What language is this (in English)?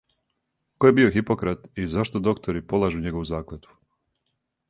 Serbian